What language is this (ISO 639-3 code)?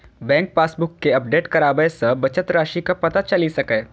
mai